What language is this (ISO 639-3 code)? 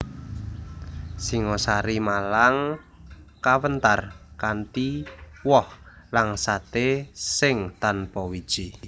jav